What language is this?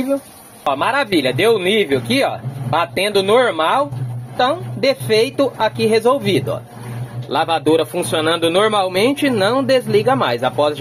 Portuguese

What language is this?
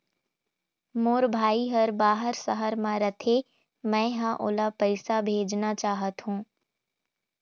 Chhattisgarhi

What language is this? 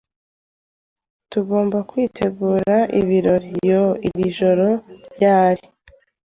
Kinyarwanda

